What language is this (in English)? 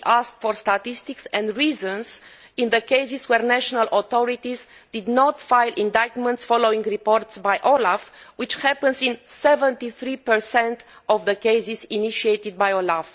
English